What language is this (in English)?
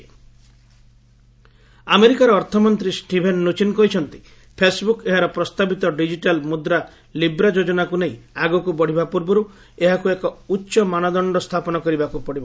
Odia